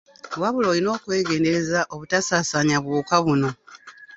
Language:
Ganda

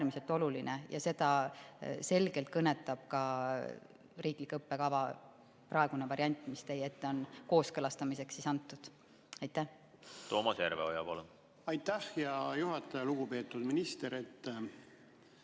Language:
Estonian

